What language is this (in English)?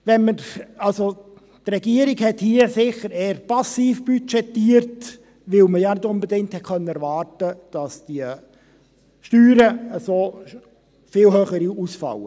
Swiss German